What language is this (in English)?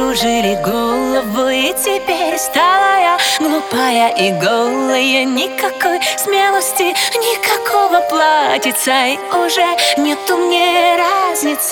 Ukrainian